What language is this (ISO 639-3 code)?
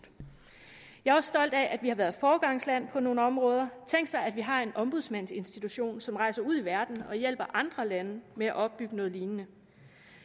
dan